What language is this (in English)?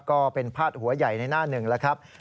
Thai